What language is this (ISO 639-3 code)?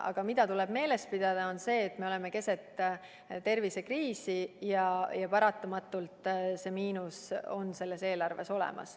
est